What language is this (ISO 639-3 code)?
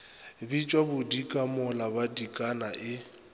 nso